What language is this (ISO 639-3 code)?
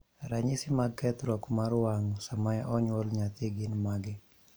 luo